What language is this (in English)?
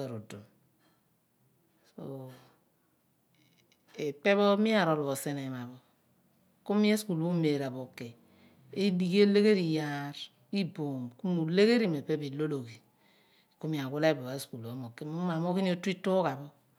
Abua